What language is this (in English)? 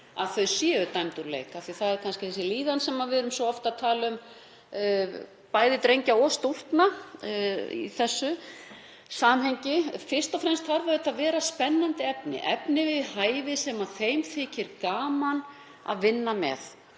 Icelandic